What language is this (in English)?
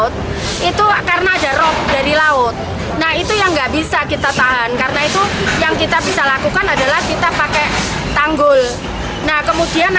Indonesian